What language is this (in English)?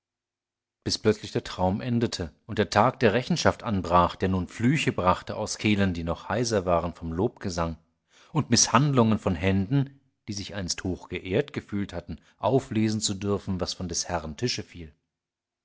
German